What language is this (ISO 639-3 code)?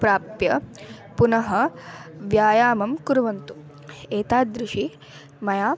san